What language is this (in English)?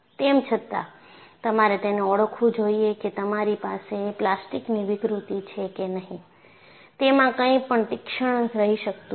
Gujarati